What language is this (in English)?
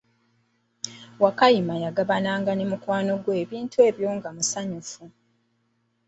Ganda